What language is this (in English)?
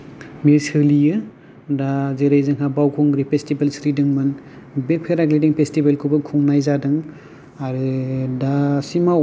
Bodo